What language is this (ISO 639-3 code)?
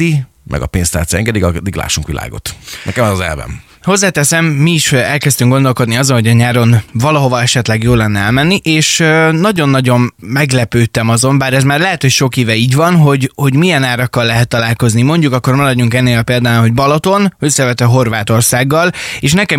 hun